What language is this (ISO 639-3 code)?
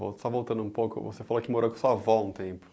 por